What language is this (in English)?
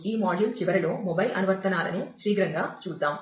Telugu